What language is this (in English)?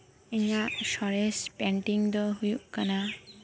Santali